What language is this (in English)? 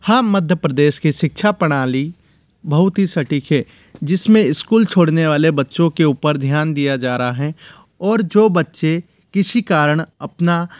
Hindi